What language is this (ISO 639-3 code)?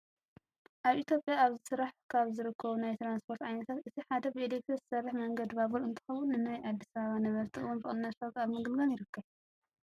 tir